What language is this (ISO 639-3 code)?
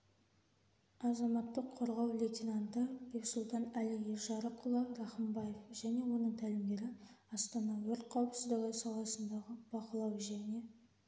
kaz